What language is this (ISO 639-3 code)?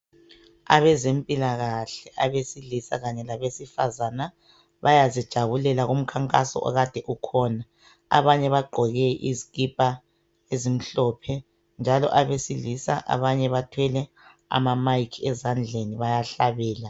nde